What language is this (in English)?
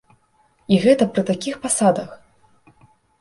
Belarusian